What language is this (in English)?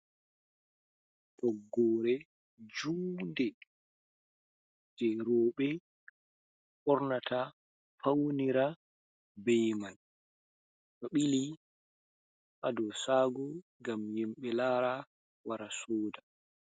Fula